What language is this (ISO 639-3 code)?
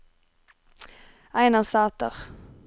nor